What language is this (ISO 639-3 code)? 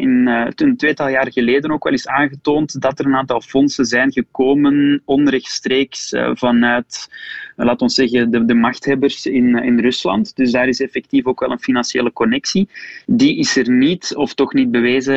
nld